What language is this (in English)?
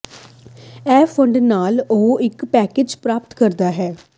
Punjabi